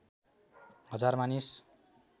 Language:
Nepali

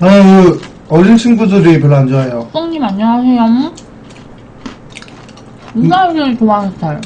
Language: Korean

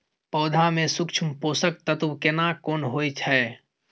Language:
Maithili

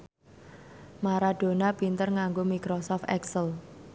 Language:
Javanese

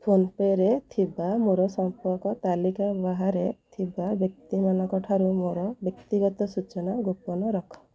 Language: Odia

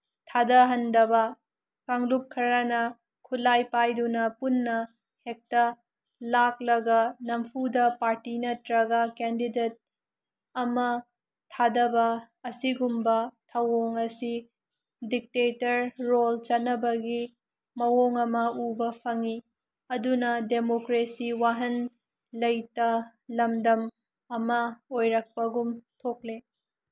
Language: Manipuri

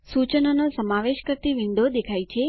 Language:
Gujarati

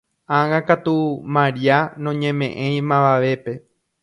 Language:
Guarani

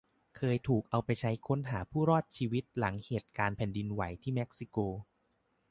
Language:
Thai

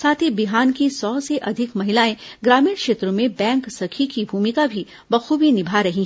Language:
Hindi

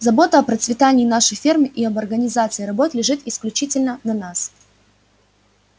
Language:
Russian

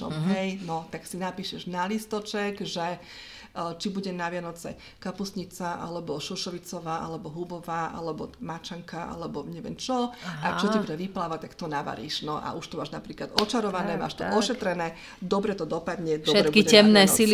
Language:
Slovak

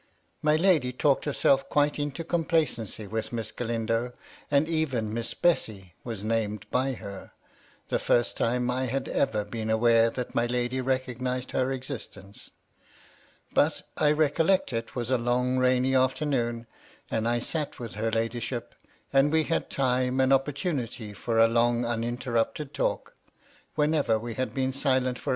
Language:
English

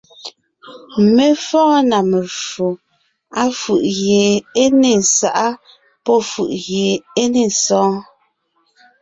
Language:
Ngiemboon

